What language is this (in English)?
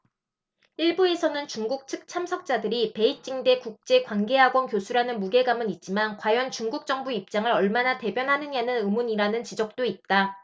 Korean